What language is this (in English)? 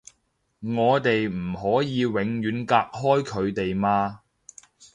Cantonese